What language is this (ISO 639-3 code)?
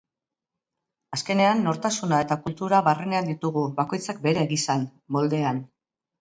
eus